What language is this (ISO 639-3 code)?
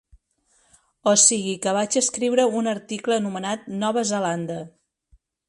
cat